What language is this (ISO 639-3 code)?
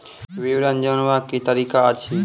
mai